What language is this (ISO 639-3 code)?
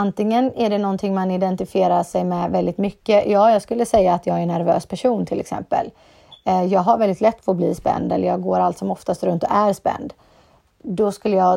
swe